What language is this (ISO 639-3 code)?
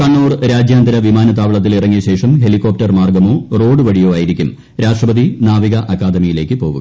mal